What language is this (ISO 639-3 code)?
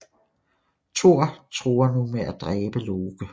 dan